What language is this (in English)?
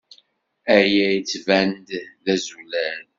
Kabyle